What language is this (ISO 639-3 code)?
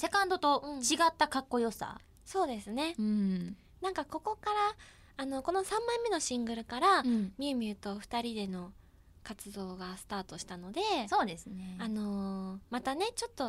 jpn